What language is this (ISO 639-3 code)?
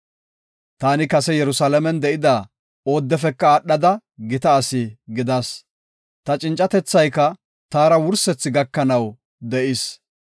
gof